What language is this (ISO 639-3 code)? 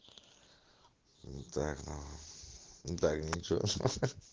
rus